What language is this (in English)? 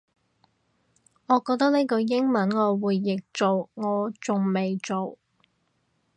Cantonese